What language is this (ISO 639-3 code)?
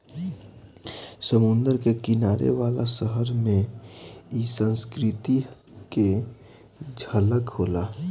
bho